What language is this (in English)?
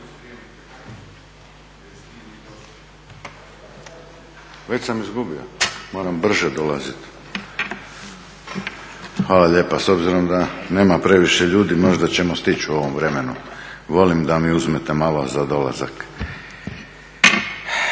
Croatian